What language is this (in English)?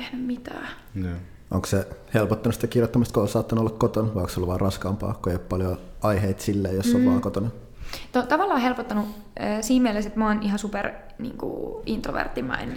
Finnish